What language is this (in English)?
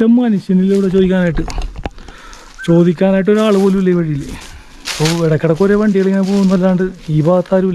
Arabic